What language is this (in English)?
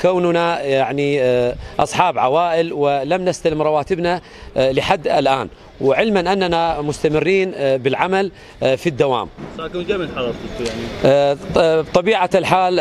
Arabic